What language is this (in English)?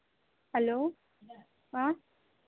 Kannada